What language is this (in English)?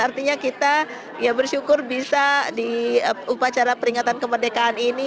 Indonesian